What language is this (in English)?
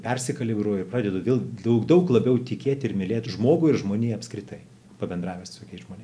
Lithuanian